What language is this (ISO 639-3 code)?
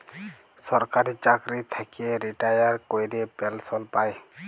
ben